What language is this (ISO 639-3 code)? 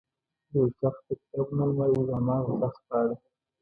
pus